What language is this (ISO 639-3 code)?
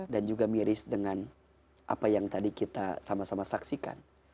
ind